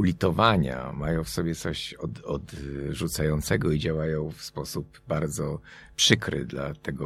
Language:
Polish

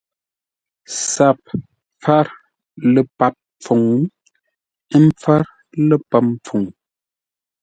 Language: Ngombale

